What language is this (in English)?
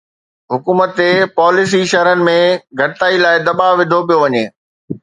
Sindhi